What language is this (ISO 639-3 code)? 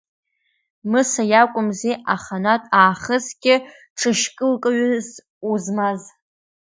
abk